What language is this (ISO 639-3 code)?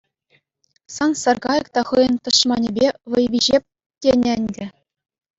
chv